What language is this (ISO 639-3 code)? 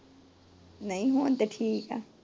pan